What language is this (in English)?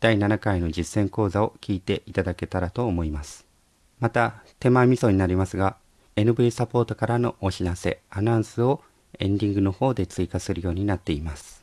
Japanese